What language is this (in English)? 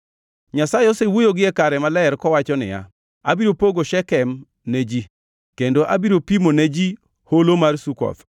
Luo (Kenya and Tanzania)